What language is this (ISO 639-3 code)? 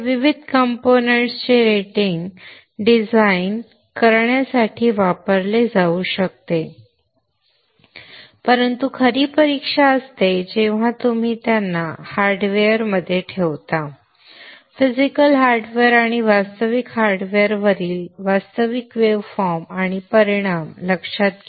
mar